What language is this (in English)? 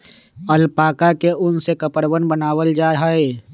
Magahi